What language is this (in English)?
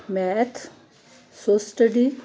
Punjabi